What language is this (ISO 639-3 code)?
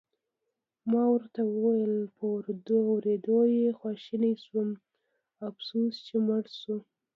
pus